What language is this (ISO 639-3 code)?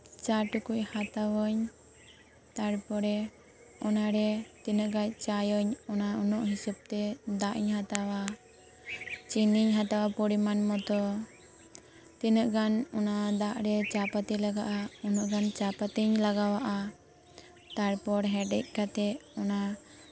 sat